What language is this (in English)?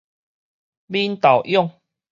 Min Nan Chinese